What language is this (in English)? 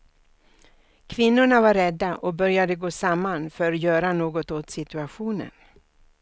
Swedish